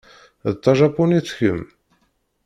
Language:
Kabyle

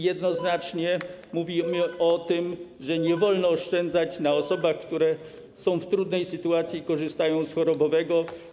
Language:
Polish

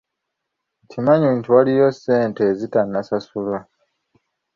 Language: Ganda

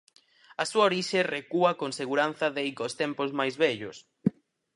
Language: Galician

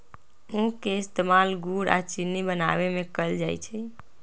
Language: Magahi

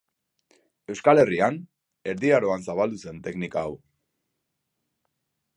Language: Basque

